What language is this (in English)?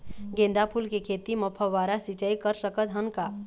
Chhattisgarhi